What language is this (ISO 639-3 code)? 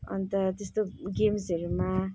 nep